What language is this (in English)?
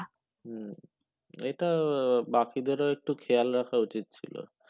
Bangla